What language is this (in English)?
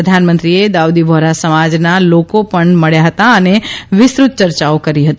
Gujarati